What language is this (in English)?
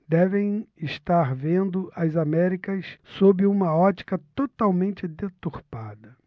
Portuguese